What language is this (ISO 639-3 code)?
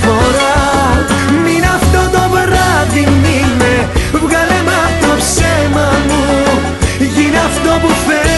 ell